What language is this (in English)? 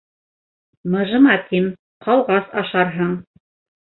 Bashkir